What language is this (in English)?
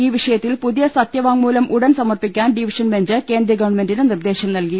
Malayalam